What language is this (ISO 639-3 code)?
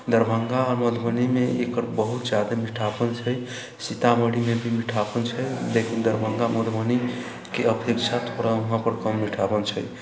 mai